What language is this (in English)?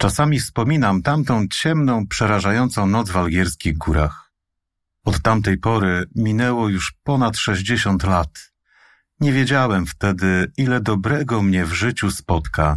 Polish